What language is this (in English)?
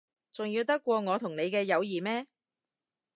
Cantonese